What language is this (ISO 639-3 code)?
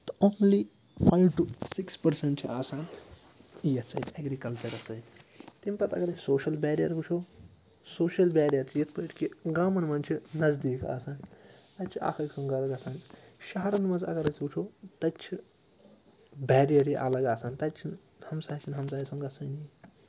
kas